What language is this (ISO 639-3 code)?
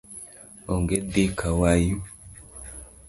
luo